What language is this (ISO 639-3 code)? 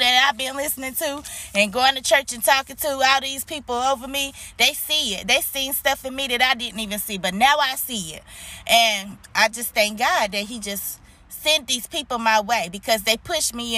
eng